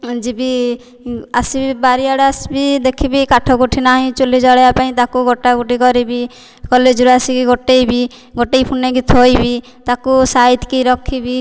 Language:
Odia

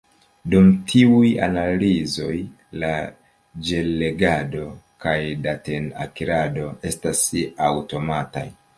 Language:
Esperanto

